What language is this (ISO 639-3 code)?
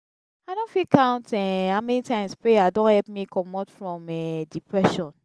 pcm